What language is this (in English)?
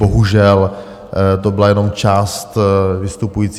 Czech